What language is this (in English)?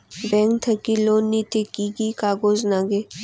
Bangla